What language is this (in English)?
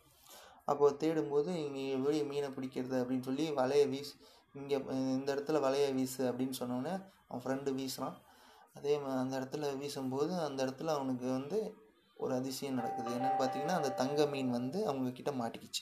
Tamil